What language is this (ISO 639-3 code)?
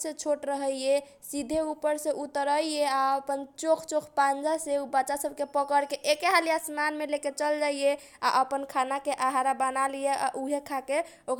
thq